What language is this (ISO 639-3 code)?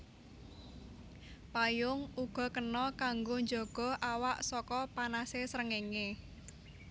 jav